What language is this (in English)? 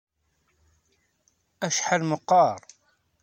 Kabyle